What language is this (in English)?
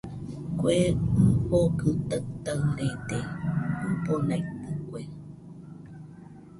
Nüpode Huitoto